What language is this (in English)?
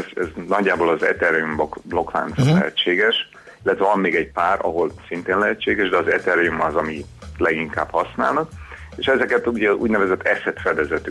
Hungarian